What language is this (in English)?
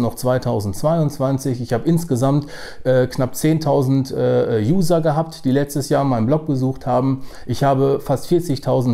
German